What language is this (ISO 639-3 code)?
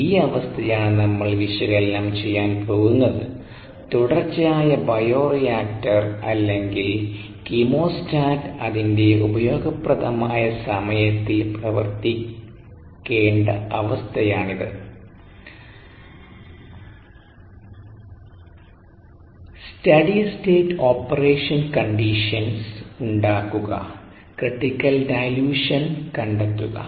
mal